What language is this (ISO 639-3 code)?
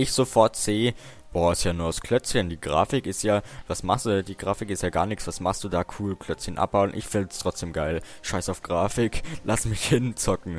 deu